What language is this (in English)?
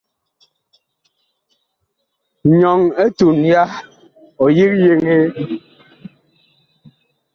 Bakoko